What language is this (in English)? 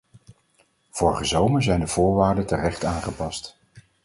Dutch